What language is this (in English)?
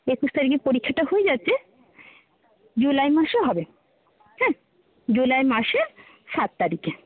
Bangla